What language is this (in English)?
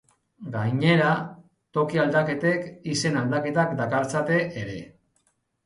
Basque